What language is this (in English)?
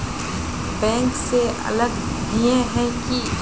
Magahi